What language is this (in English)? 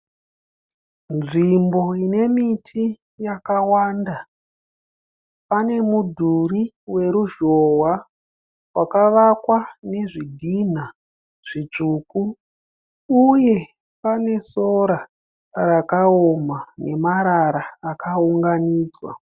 Shona